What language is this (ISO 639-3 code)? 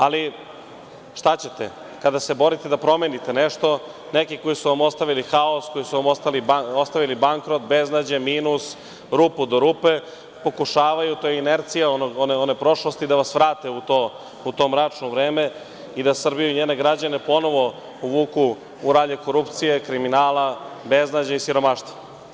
srp